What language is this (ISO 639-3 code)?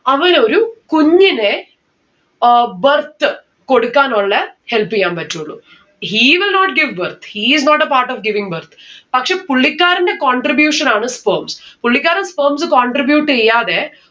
mal